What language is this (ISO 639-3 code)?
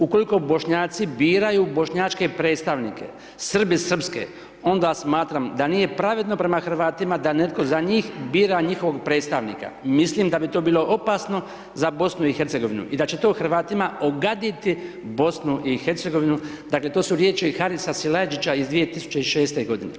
hrv